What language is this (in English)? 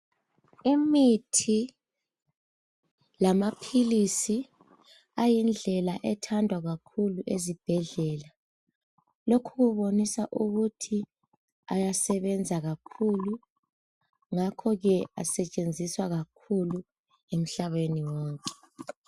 North Ndebele